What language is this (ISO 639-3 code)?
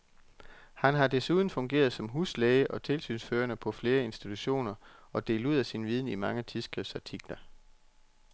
dan